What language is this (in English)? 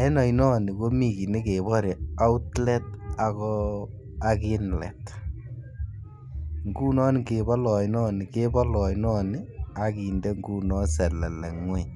Kalenjin